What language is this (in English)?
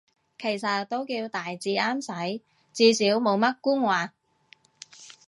Cantonese